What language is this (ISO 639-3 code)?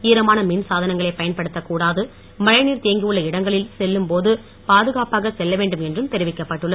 tam